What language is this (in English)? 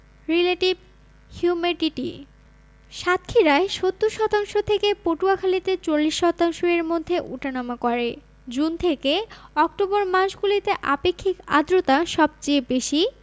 Bangla